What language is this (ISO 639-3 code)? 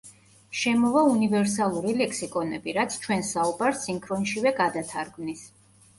kat